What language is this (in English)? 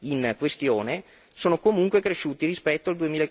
Italian